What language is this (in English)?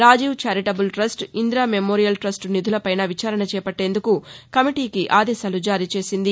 Telugu